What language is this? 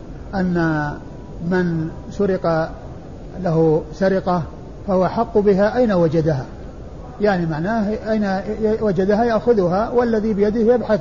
Arabic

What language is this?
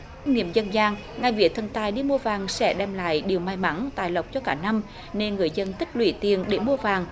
Vietnamese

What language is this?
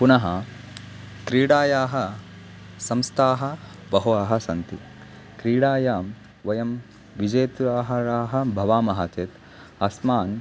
Sanskrit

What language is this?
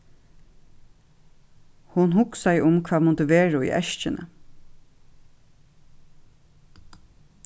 Faroese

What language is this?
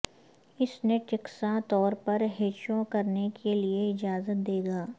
Urdu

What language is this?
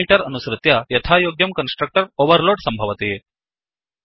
Sanskrit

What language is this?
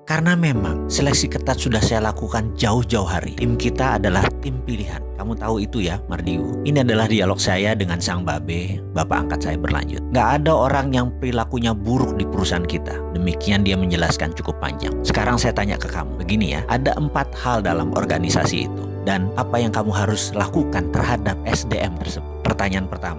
Indonesian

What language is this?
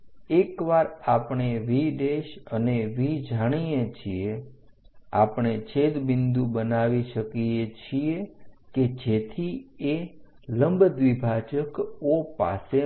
Gujarati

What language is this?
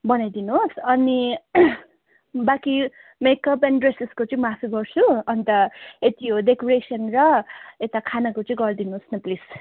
Nepali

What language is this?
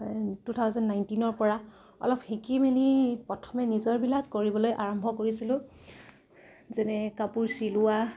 Assamese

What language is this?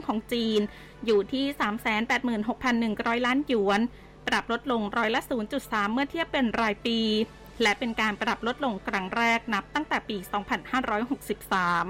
Thai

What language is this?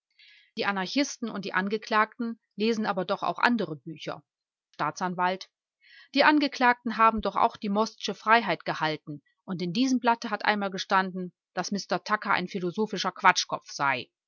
German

